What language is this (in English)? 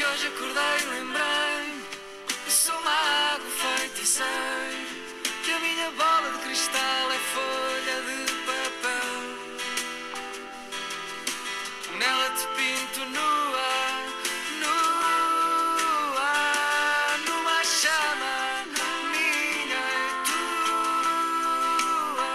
Portuguese